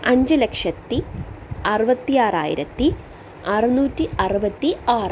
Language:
Malayalam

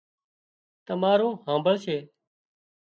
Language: Wadiyara Koli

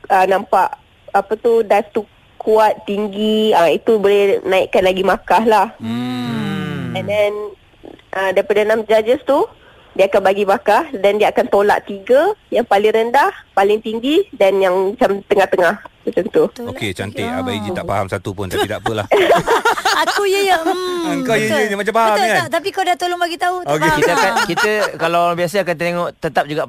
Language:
Malay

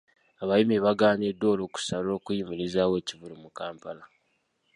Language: Ganda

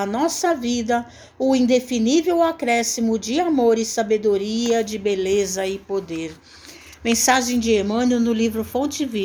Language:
Portuguese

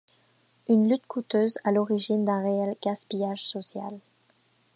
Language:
French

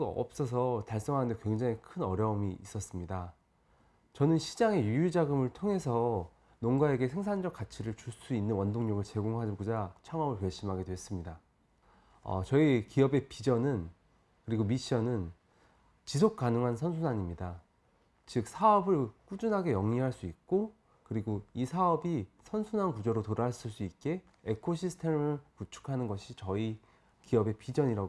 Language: Korean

